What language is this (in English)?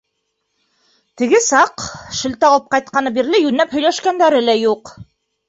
Bashkir